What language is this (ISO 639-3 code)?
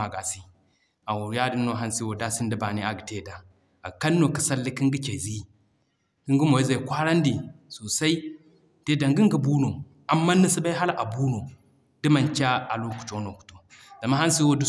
dje